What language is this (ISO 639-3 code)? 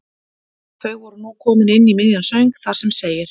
isl